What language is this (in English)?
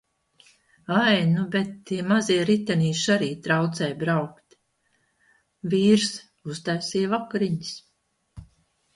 Latvian